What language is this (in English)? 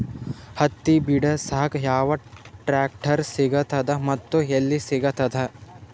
Kannada